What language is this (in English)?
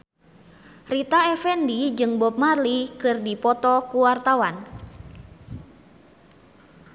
Sundanese